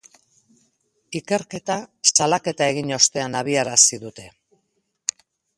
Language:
Basque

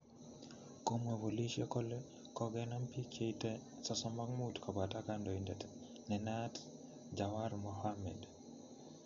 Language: Kalenjin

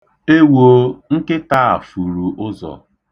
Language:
Igbo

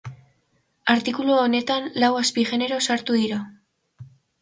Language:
Basque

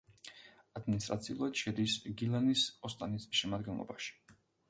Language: Georgian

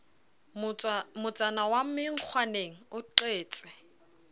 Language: Southern Sotho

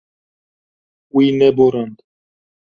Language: Kurdish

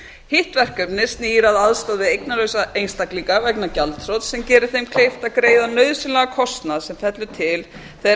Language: Icelandic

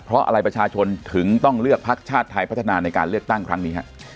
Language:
Thai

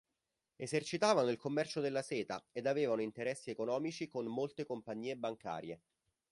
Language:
Italian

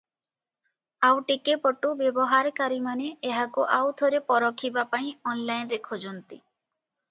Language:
Odia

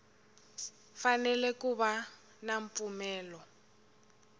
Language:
Tsonga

